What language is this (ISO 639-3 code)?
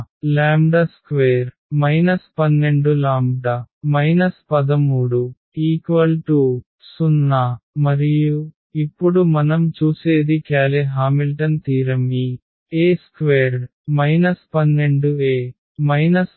tel